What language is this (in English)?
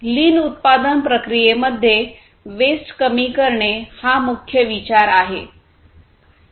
Marathi